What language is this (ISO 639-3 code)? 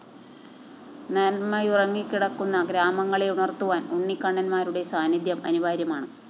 mal